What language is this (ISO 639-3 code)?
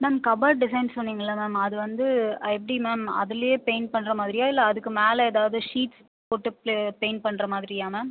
tam